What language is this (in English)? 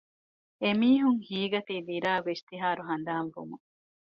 Divehi